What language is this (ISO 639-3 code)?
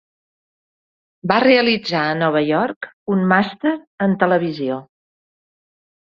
cat